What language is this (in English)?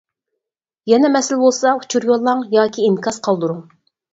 Uyghur